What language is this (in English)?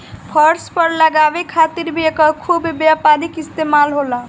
Bhojpuri